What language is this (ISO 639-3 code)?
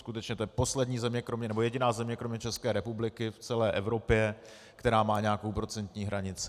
ces